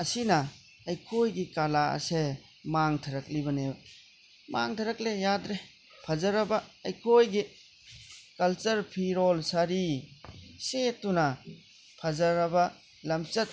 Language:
Manipuri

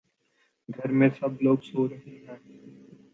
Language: Urdu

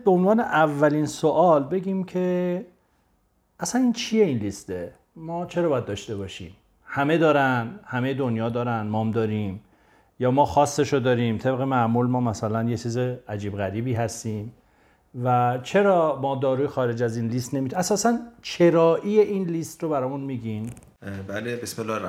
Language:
Persian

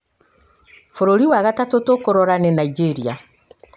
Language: Kikuyu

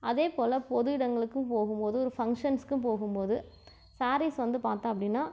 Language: Tamil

